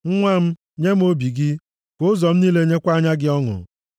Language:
Igbo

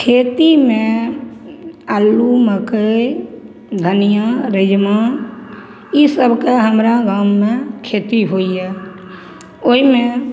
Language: Maithili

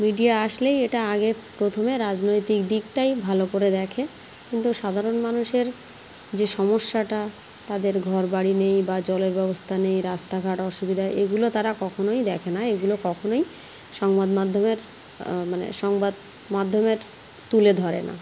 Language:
Bangla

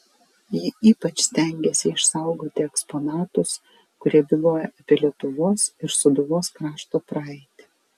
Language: Lithuanian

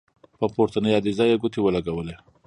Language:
Pashto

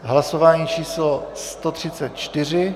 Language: Czech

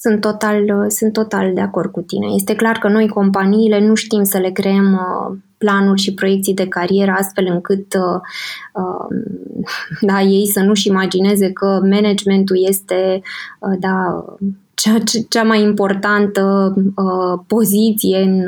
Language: Romanian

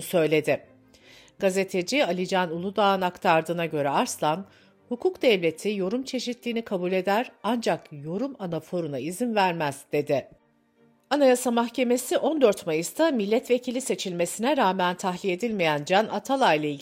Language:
Turkish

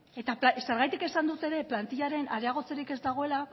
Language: Basque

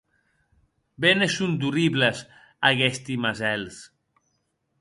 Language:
Occitan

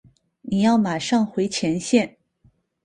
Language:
Chinese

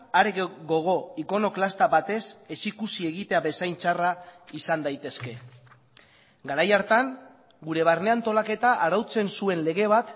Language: Basque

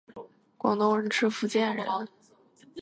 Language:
Chinese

